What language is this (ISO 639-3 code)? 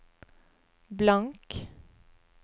nor